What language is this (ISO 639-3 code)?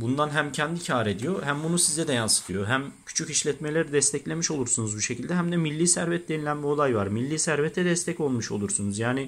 tur